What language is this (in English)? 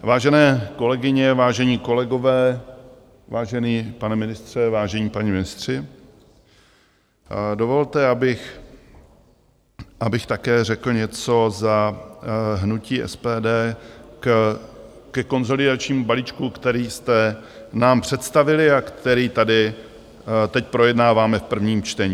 Czech